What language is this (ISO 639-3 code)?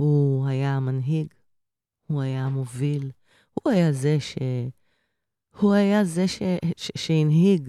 heb